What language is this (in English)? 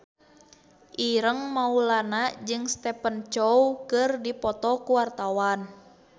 Sundanese